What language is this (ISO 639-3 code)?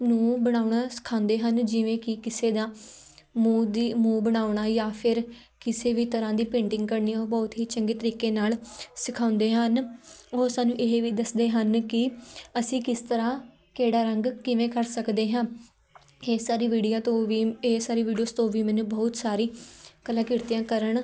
pan